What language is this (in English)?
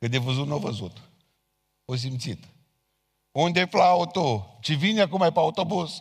Romanian